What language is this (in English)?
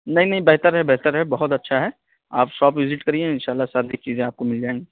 Urdu